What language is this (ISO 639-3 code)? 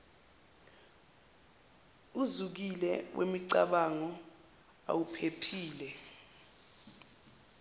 zul